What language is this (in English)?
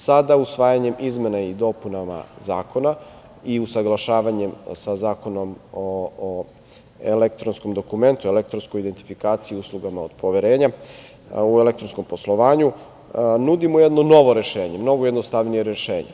Serbian